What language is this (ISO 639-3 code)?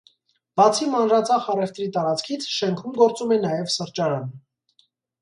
hye